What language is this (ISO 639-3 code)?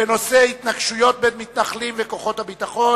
heb